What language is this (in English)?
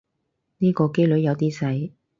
Cantonese